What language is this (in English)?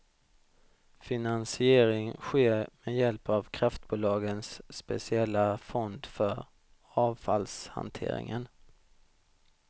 Swedish